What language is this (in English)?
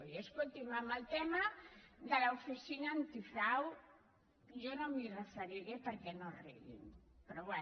Catalan